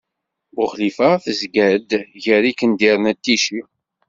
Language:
Kabyle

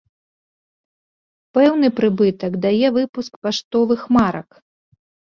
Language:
Belarusian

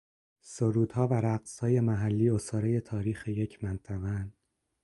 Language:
Persian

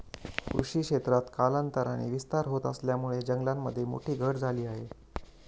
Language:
Marathi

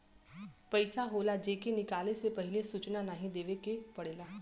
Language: Bhojpuri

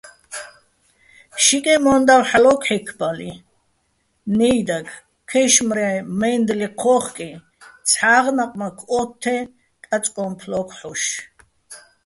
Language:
Bats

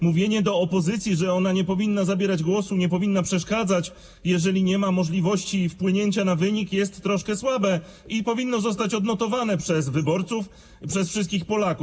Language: Polish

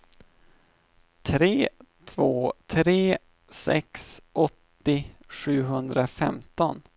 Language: Swedish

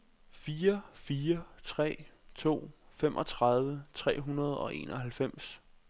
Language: Danish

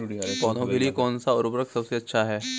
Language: Hindi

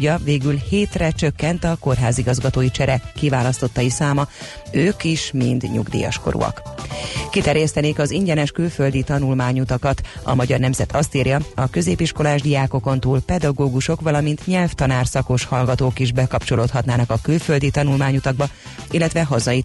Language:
Hungarian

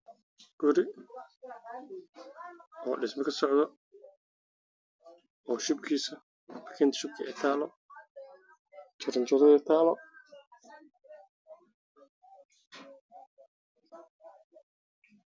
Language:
Somali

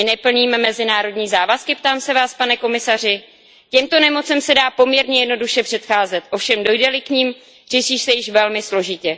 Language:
Czech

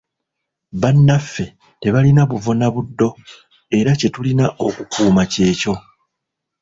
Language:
Ganda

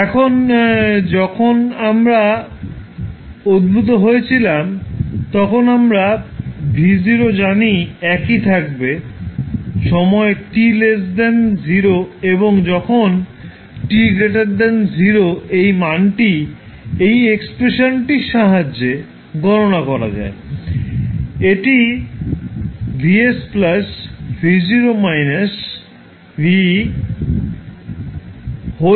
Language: Bangla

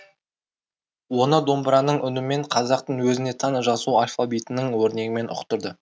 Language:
Kazakh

